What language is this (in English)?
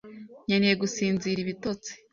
Kinyarwanda